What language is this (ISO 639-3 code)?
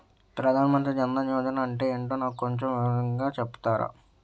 tel